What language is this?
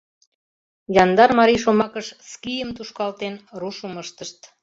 Mari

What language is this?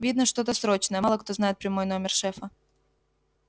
Russian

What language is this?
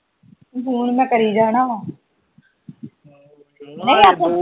Punjabi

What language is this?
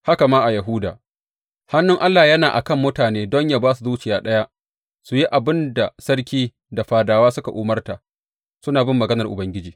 Hausa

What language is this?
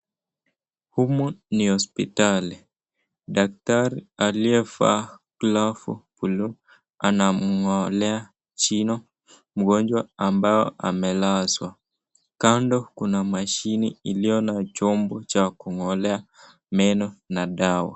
Swahili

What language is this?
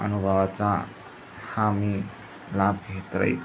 Marathi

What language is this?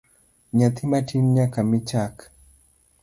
Luo (Kenya and Tanzania)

